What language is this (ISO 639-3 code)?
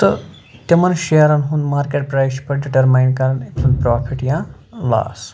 kas